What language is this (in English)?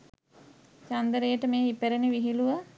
Sinhala